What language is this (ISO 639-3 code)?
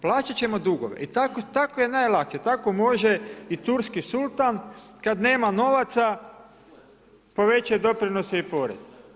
hrv